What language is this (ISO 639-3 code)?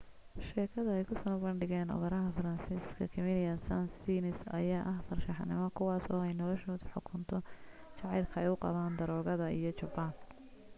som